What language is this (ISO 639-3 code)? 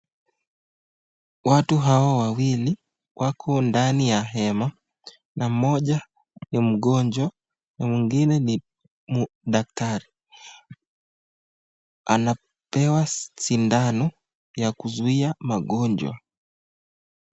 swa